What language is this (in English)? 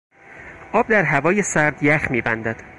Persian